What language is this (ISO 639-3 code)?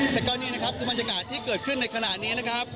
tha